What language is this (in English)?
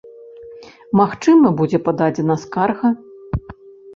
Belarusian